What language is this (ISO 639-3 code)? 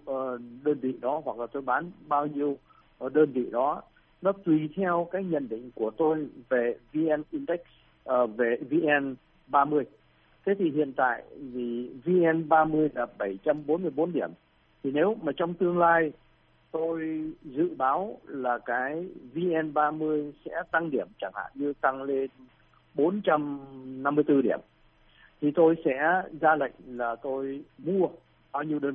vie